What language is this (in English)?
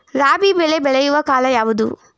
Kannada